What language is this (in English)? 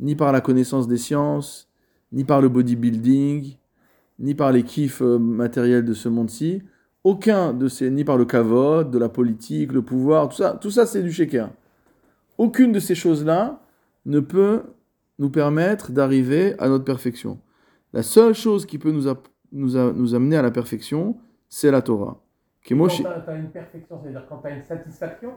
French